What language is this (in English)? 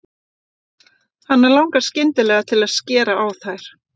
Icelandic